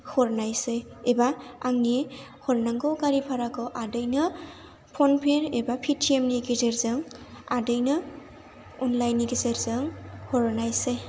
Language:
Bodo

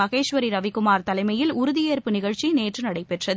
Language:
Tamil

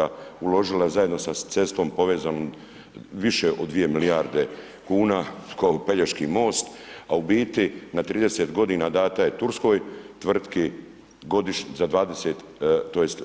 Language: Croatian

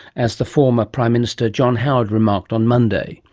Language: English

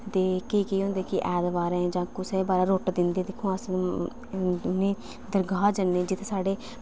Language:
Dogri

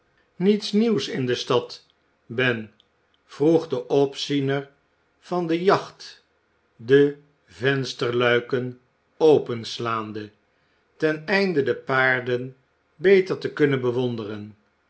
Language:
Dutch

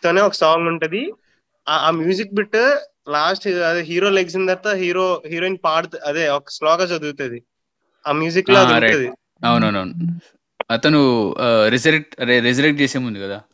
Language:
Telugu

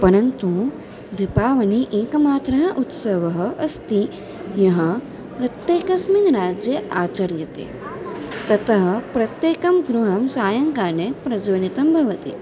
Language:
Sanskrit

